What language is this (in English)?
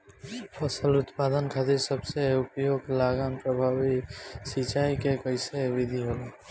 Bhojpuri